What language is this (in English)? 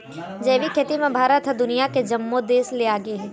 Chhattisgarhi